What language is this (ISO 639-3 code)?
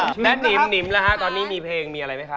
tha